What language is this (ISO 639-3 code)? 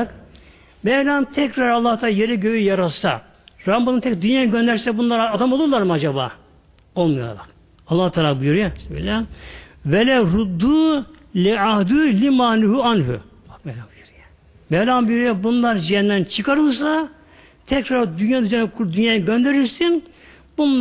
tur